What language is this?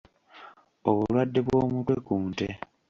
Ganda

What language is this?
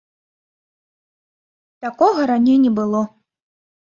Belarusian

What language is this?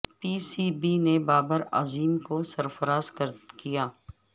Urdu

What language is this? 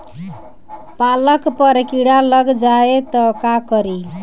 Bhojpuri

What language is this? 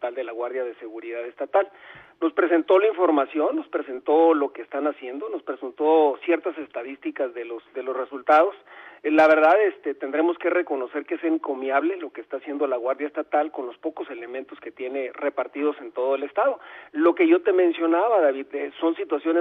Spanish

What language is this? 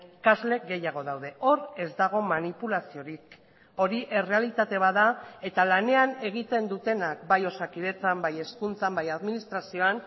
Basque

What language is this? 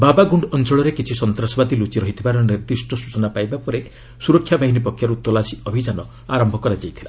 Odia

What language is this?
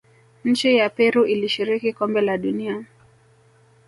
Swahili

